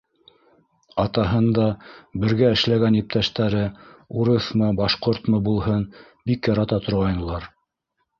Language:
Bashkir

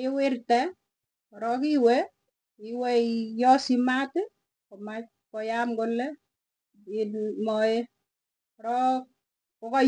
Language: Tugen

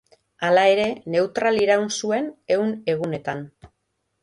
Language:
Basque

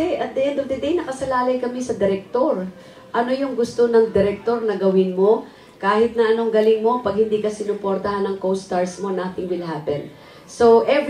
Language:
Filipino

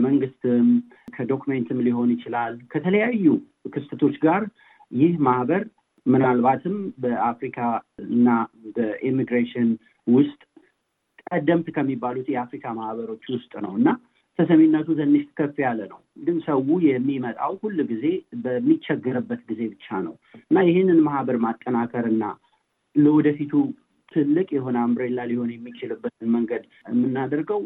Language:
Amharic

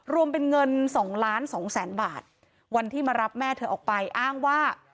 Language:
Thai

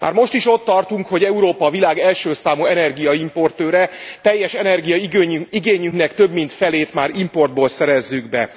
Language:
Hungarian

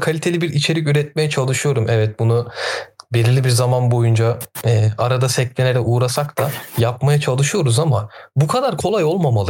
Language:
Turkish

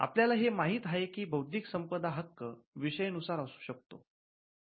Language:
Marathi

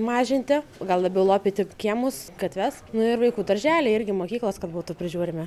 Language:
Lithuanian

